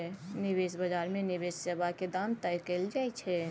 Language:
Maithili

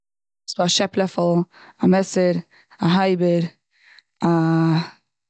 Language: Yiddish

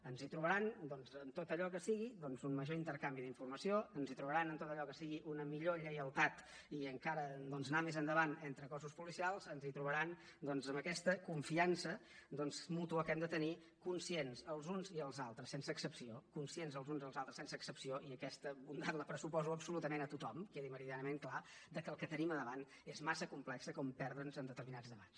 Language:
Catalan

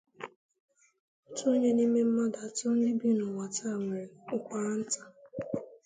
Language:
Igbo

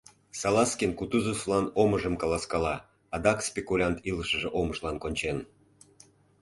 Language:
Mari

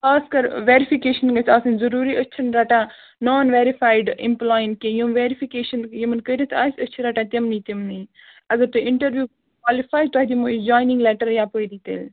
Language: Kashmiri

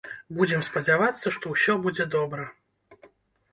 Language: Belarusian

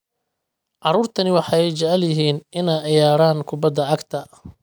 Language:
Somali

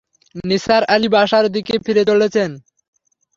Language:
Bangla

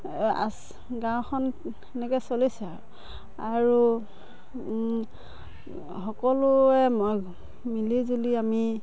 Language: Assamese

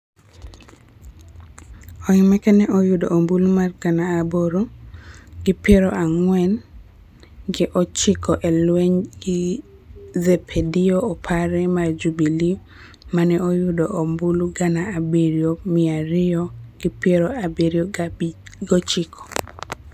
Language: Luo (Kenya and Tanzania)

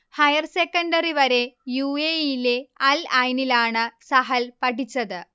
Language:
Malayalam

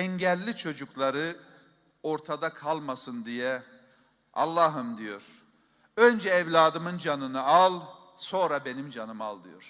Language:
Turkish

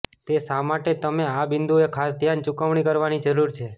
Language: Gujarati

